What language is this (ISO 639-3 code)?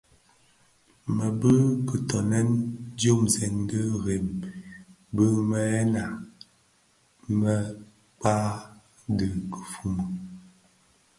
ksf